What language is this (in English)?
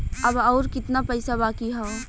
Bhojpuri